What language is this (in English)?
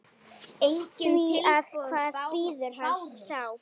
Icelandic